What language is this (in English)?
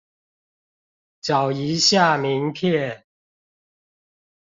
Chinese